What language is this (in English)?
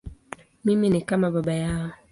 Swahili